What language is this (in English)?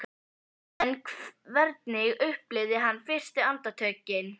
Icelandic